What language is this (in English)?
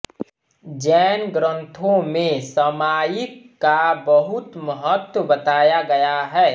Hindi